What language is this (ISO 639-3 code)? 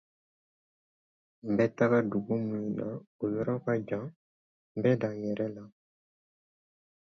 dyu